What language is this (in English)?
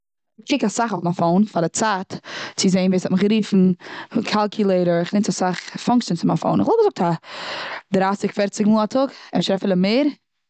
Yiddish